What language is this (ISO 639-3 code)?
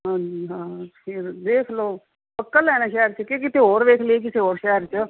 pan